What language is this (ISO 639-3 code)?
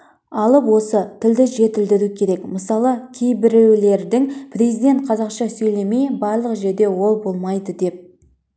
kaz